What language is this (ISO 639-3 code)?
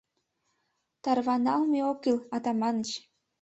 chm